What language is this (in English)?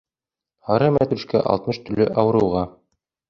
Bashkir